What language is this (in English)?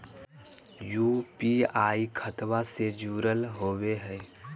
Magahi